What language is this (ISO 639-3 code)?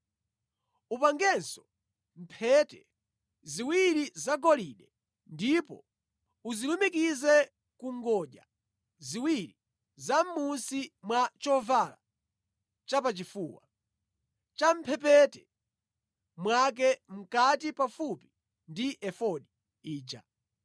nya